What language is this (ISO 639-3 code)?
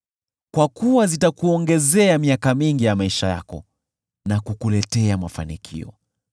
swa